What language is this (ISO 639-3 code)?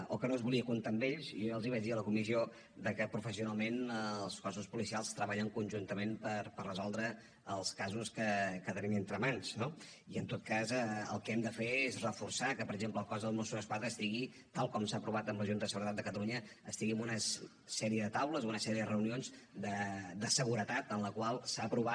cat